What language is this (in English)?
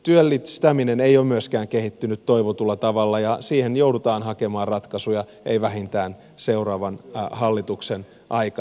Finnish